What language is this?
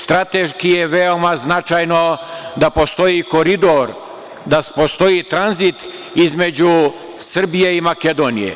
Serbian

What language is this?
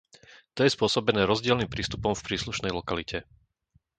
Slovak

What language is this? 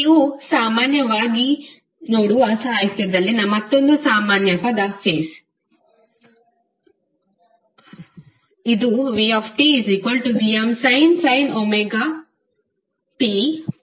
Kannada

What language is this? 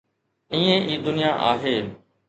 Sindhi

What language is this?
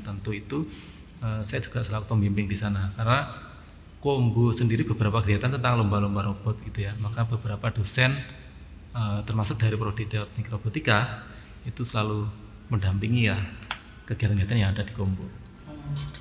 Indonesian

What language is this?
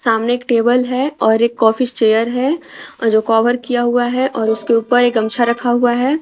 Hindi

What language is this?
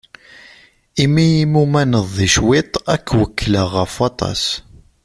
Kabyle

